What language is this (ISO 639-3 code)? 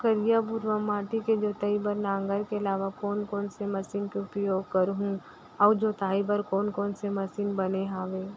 hne